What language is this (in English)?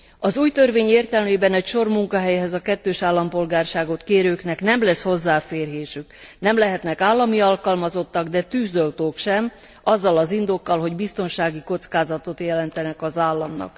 Hungarian